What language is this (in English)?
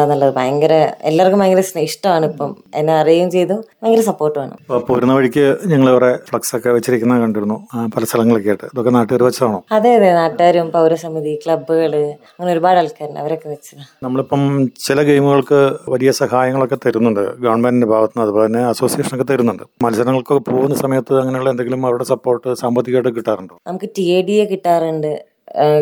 Malayalam